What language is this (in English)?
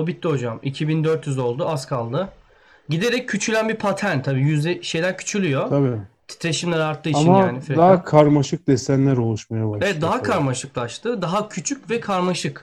Turkish